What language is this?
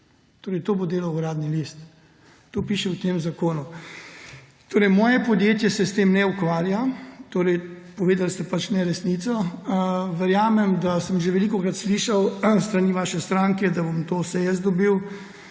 Slovenian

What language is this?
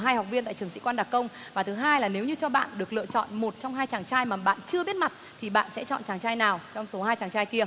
Vietnamese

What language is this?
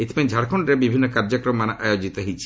Odia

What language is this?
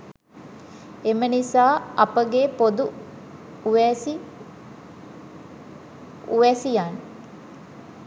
Sinhala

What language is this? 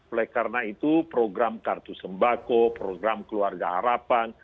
Indonesian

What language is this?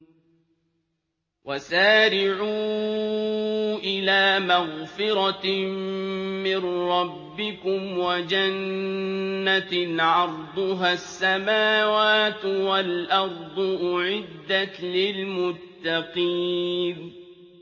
Arabic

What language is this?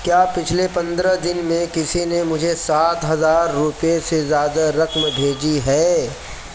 Urdu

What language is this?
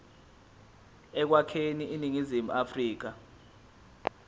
Zulu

